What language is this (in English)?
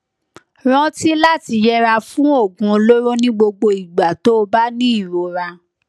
Yoruba